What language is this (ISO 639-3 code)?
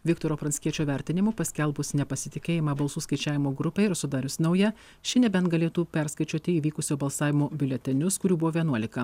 lit